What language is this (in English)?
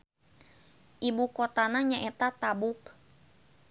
Sundanese